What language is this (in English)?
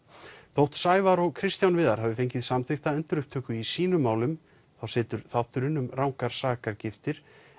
Icelandic